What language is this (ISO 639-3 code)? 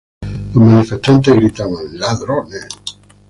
spa